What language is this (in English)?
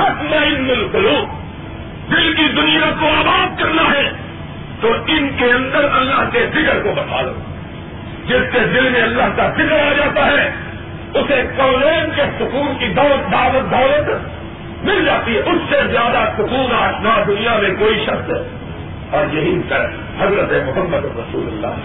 Urdu